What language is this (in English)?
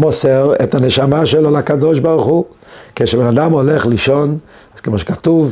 Hebrew